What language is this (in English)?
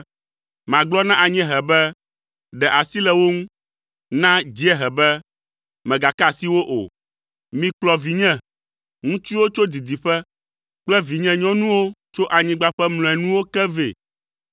Ewe